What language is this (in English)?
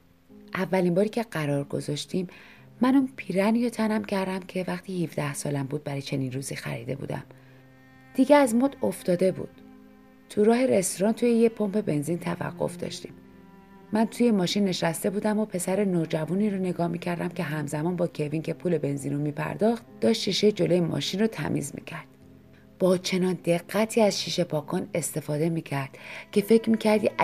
Persian